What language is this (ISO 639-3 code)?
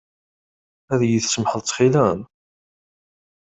kab